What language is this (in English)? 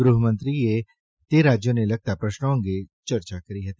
Gujarati